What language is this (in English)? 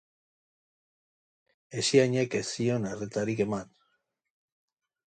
Basque